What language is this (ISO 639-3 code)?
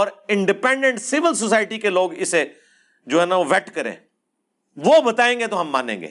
urd